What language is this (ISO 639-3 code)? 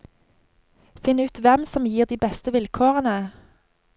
nor